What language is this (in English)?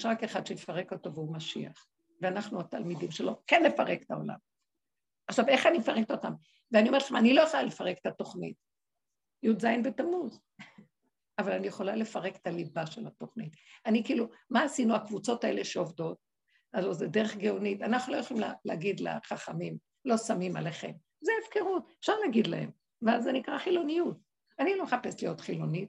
Hebrew